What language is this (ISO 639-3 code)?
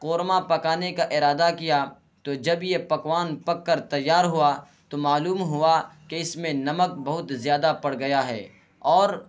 urd